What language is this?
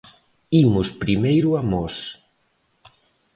Galician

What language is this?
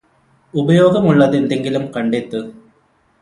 Malayalam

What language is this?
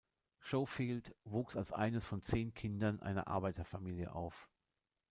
German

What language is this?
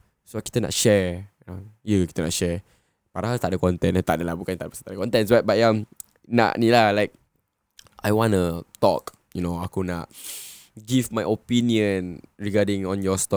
Malay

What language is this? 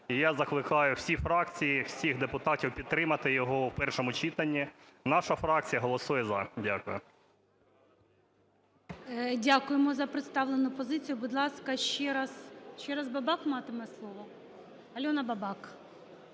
Ukrainian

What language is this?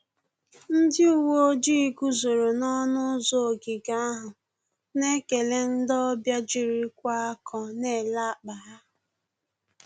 Igbo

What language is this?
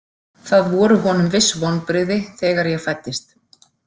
Icelandic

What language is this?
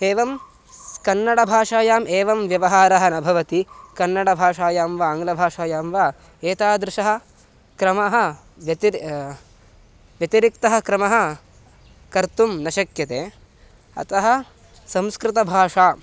Sanskrit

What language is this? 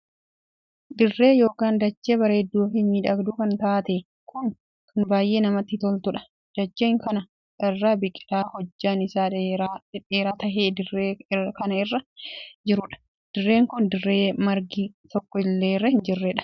Oromo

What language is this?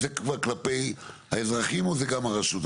Hebrew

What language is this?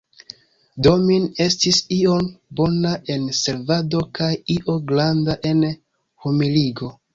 Esperanto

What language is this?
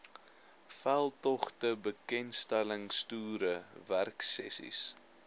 Afrikaans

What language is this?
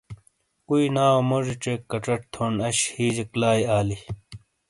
Shina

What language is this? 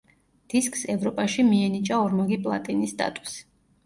Georgian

